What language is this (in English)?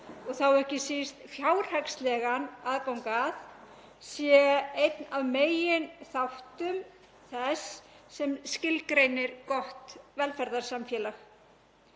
Icelandic